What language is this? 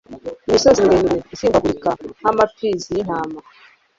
Kinyarwanda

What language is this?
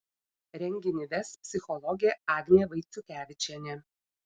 Lithuanian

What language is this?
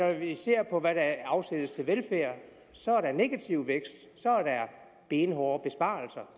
Danish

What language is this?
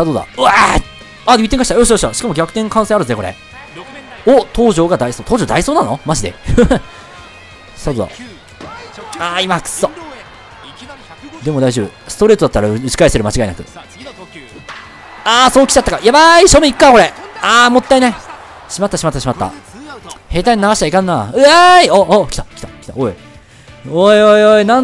Japanese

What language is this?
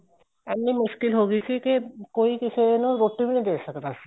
Punjabi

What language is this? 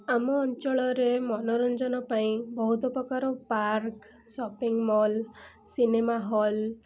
Odia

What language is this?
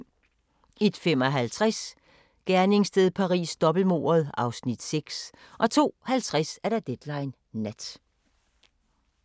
Danish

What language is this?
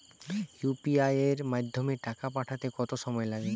Bangla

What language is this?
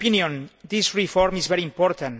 English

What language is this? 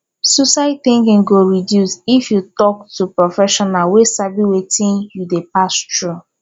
Nigerian Pidgin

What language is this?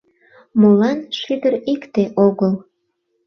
Mari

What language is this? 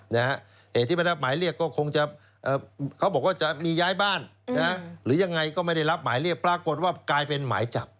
Thai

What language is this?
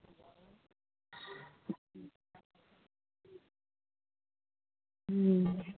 Santali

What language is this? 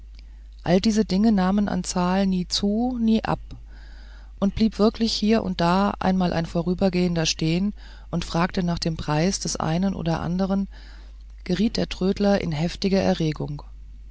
German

